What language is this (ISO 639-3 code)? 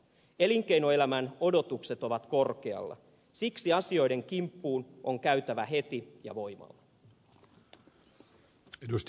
fin